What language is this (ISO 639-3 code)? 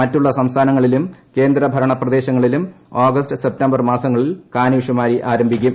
mal